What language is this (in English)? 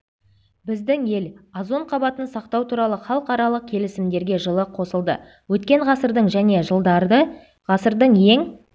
Kazakh